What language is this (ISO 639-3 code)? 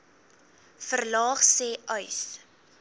afr